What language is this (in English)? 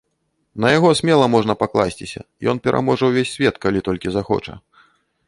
Belarusian